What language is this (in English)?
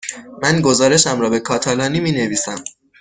Persian